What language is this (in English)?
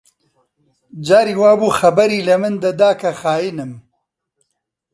Central Kurdish